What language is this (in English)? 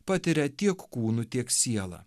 Lithuanian